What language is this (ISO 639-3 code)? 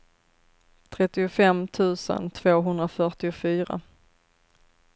swe